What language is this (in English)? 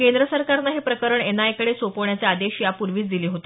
Marathi